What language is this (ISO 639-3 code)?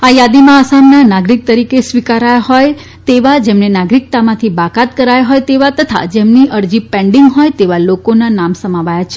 guj